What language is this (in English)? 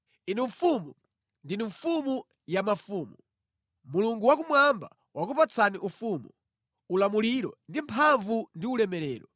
Nyanja